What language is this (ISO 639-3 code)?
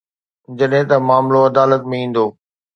snd